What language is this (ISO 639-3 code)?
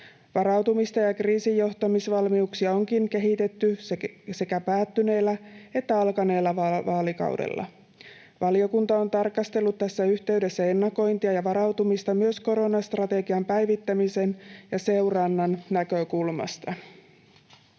fin